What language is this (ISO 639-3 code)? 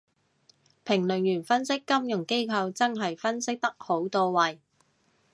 yue